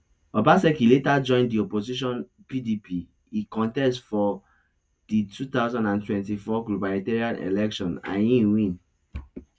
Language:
Nigerian Pidgin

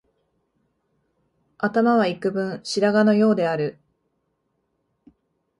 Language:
Japanese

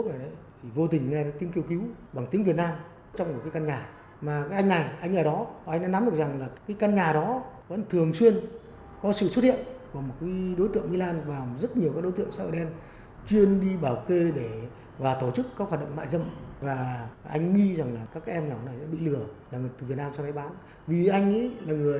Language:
Vietnamese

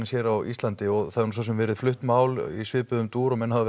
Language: Icelandic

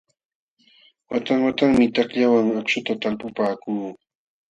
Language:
Jauja Wanca Quechua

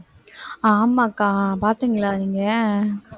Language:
Tamil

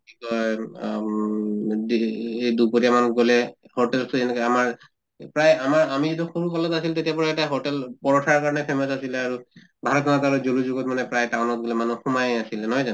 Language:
Assamese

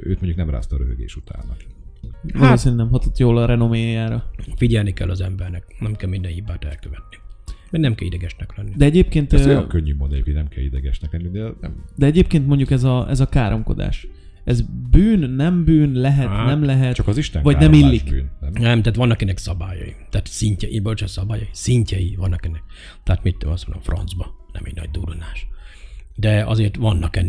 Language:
Hungarian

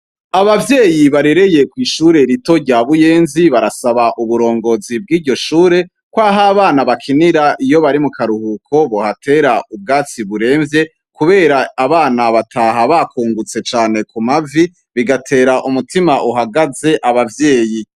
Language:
Rundi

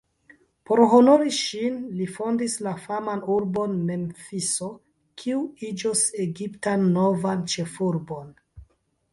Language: Esperanto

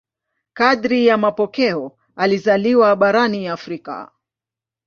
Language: Swahili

